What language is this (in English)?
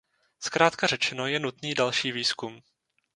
Czech